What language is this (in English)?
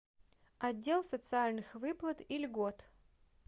Russian